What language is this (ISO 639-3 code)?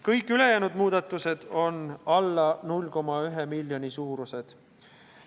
est